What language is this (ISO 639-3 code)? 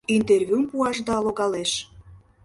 chm